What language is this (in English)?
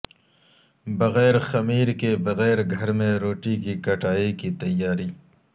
Urdu